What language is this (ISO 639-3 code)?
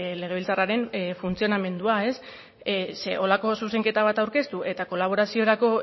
eus